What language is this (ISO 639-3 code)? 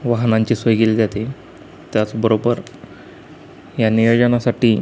mar